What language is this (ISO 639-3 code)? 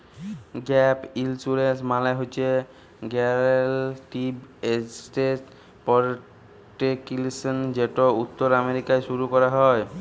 ben